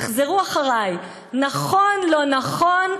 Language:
Hebrew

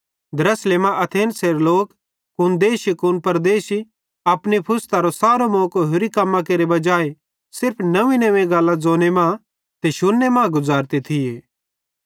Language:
Bhadrawahi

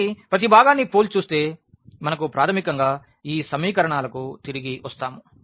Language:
Telugu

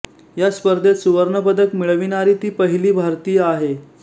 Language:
Marathi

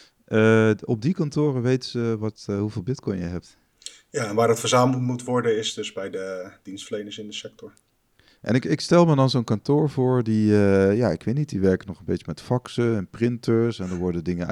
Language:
Dutch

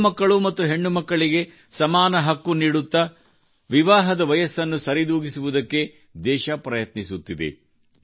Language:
Kannada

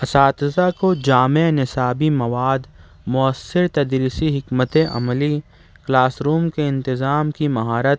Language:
Urdu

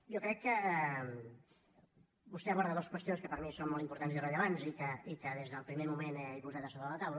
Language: Catalan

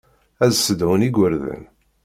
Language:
Kabyle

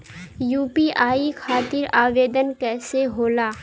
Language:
Bhojpuri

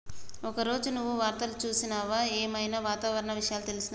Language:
Telugu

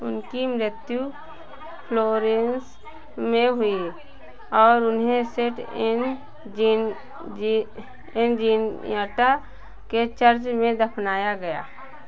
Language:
Hindi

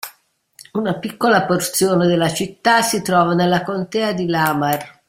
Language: Italian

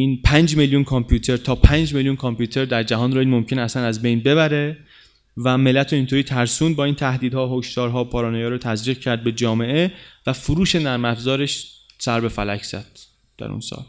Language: Persian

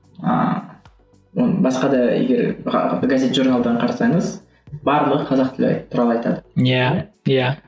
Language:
Kazakh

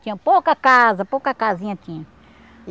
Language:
Portuguese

